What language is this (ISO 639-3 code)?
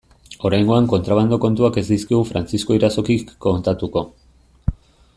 eus